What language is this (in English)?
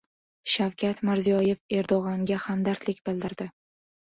Uzbek